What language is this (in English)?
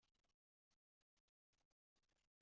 Kabyle